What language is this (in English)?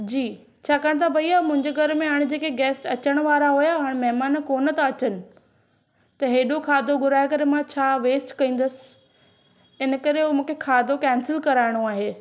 Sindhi